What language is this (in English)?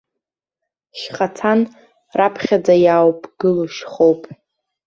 Abkhazian